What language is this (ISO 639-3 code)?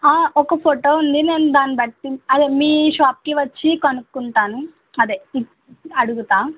tel